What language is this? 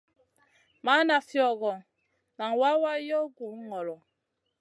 Masana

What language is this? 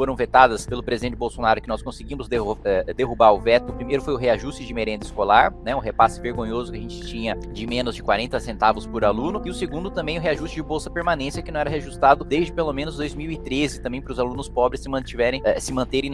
Portuguese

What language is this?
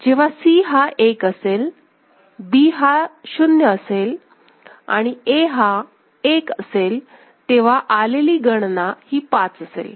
Marathi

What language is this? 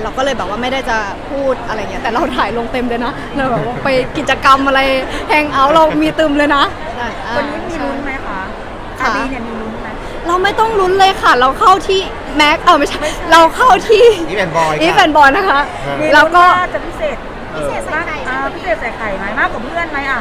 Thai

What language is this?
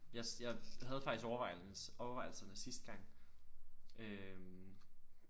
Danish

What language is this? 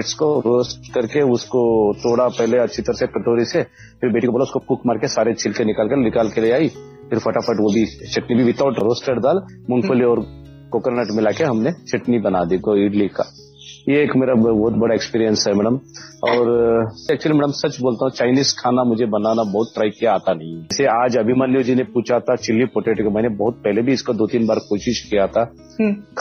Hindi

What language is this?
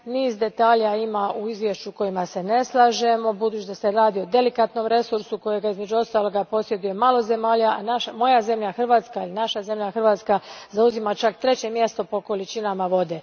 Croatian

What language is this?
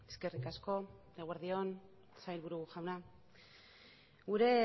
Basque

